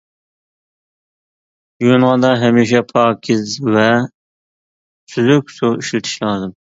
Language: Uyghur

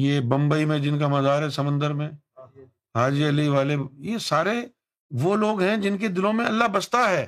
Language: Urdu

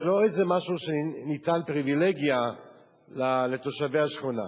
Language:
Hebrew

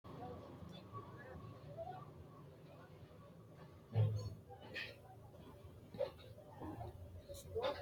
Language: Sidamo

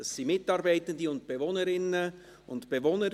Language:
Swiss German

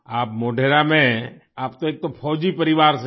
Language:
Hindi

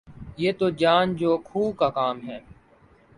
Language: Urdu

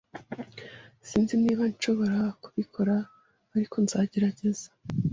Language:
Kinyarwanda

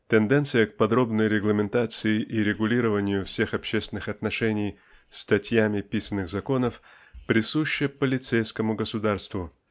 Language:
Russian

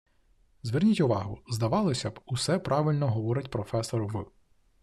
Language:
Ukrainian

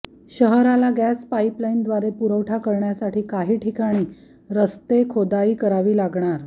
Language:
Marathi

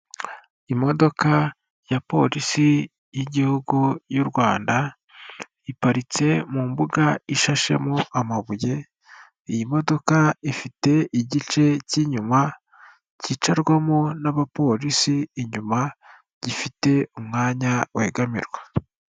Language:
Kinyarwanda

